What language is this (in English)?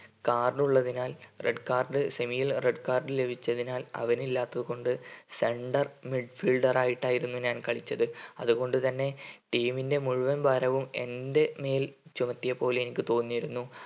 Malayalam